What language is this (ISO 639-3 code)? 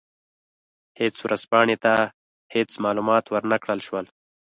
pus